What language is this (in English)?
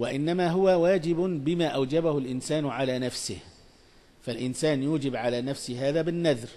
Arabic